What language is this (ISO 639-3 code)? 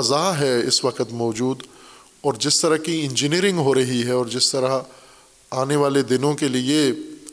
urd